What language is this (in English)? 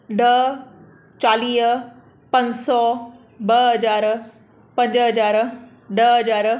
Sindhi